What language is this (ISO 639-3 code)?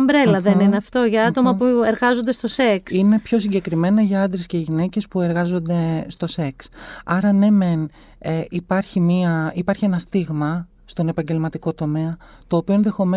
ell